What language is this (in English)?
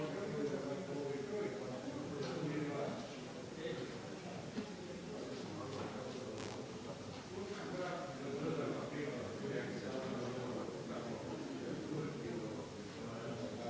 Croatian